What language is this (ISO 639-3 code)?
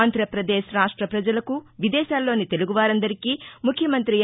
tel